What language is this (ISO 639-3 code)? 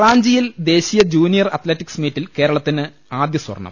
mal